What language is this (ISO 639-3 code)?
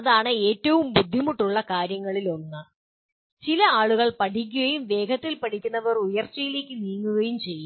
mal